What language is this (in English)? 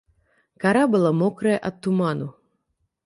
Belarusian